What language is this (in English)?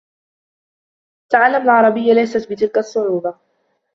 Arabic